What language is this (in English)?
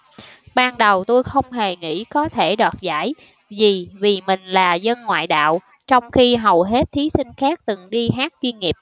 Vietnamese